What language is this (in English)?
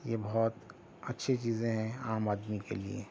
Urdu